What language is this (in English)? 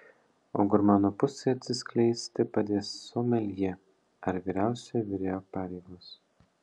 Lithuanian